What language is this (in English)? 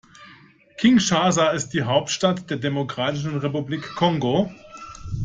German